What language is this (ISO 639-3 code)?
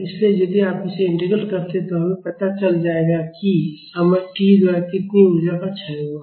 hin